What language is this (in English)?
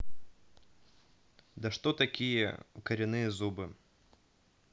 Russian